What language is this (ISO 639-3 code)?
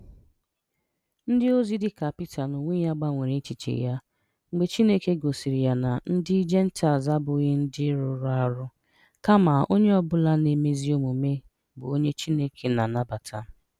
ibo